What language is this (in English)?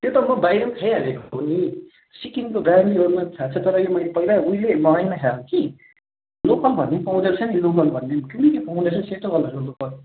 Nepali